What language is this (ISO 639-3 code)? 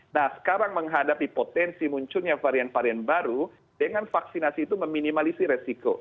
ind